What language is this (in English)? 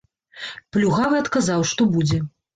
Belarusian